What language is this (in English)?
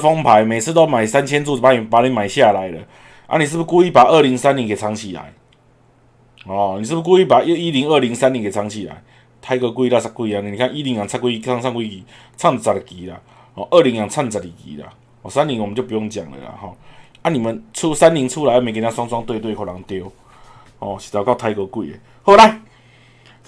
Chinese